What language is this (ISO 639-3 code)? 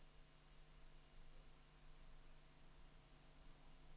swe